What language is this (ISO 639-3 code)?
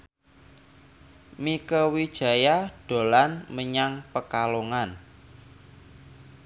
jav